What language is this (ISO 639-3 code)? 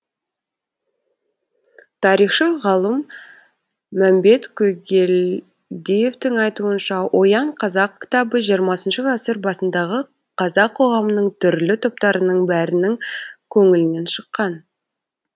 kaz